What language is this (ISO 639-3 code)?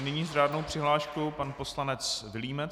ces